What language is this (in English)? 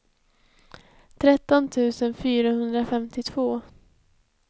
Swedish